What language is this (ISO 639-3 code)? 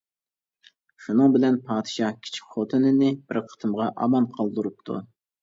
uig